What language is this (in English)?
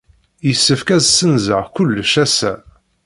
Kabyle